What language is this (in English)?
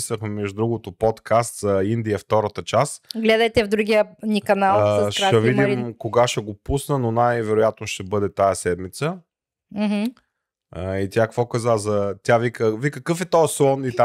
Bulgarian